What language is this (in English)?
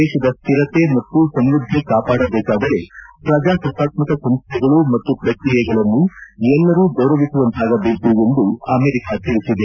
Kannada